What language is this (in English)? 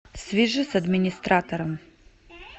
Russian